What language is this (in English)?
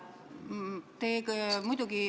Estonian